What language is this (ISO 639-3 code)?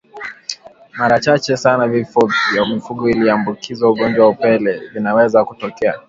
swa